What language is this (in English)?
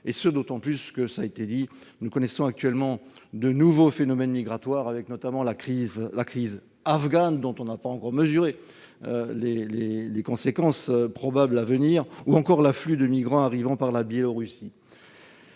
French